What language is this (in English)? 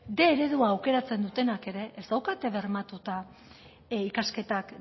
Basque